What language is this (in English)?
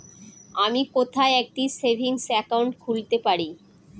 Bangla